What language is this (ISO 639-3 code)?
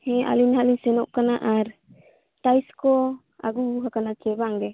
sat